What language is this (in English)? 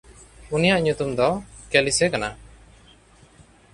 Santali